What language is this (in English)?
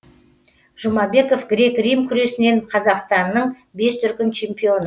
Kazakh